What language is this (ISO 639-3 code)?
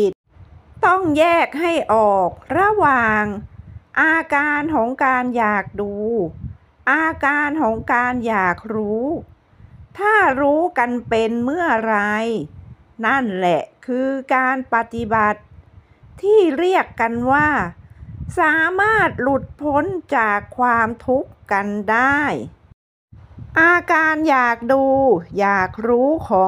tha